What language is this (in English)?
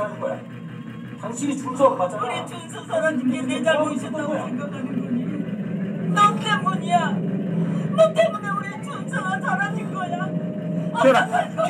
Korean